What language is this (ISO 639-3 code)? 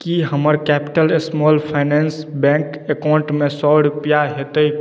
mai